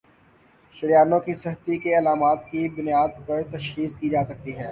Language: Urdu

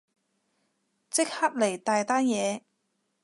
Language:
Cantonese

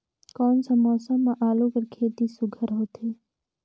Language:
Chhattisgarhi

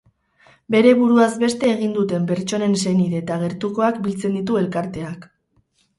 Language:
Basque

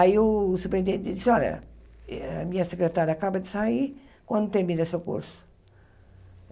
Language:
Portuguese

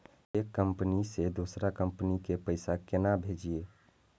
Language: Maithili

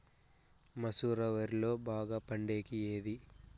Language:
Telugu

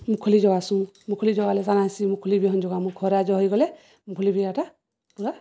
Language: Odia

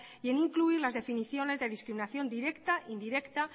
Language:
Spanish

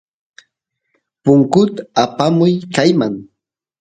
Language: Santiago del Estero Quichua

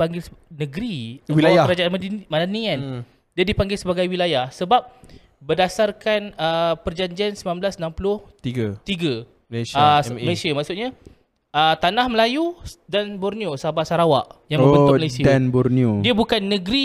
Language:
Malay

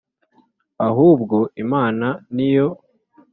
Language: Kinyarwanda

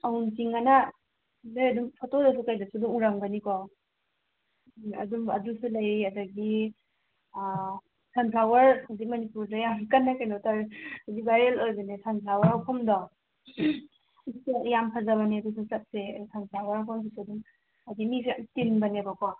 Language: Manipuri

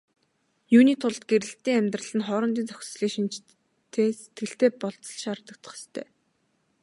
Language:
Mongolian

